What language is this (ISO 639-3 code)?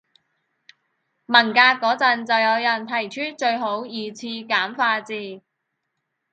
yue